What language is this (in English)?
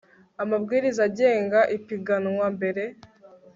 Kinyarwanda